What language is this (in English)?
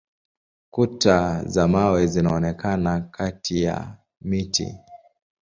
Swahili